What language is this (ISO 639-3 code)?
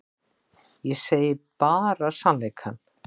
isl